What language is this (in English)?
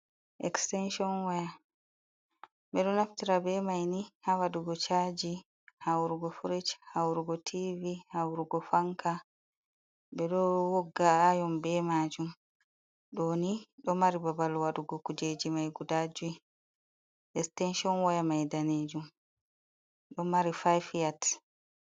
Fula